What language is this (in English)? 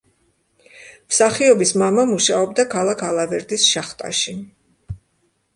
Georgian